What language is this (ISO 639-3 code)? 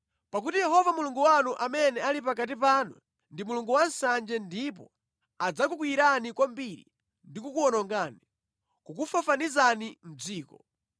nya